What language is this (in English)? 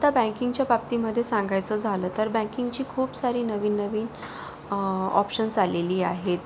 Marathi